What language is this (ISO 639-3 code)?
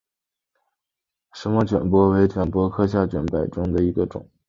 zho